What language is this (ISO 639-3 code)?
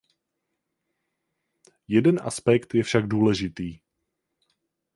ces